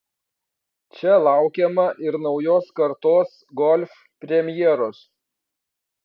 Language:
Lithuanian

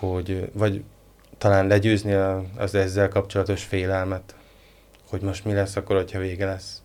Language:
Hungarian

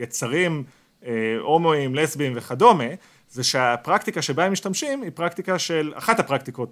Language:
Hebrew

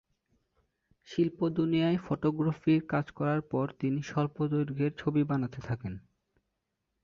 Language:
Bangla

